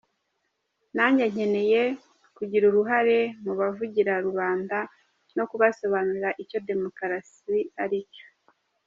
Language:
Kinyarwanda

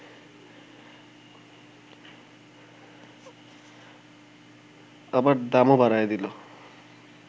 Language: Bangla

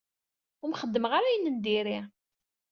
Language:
Kabyle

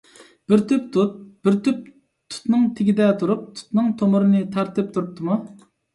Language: Uyghur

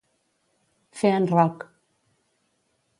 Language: Catalan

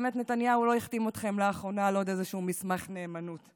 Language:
Hebrew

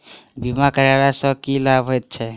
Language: Maithili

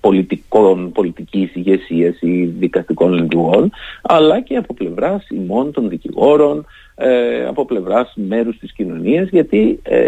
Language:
Greek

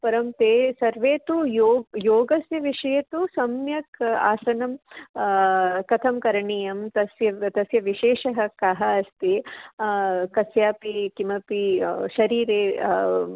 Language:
Sanskrit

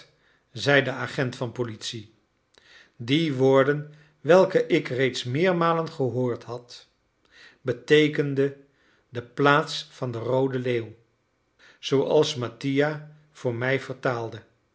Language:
Dutch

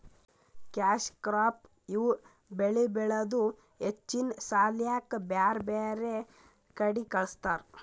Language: Kannada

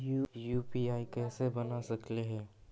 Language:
Magahi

